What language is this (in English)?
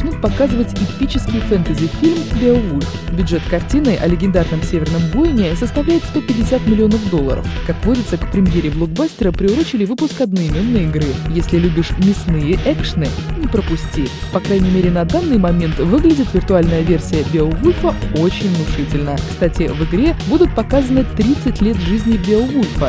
Russian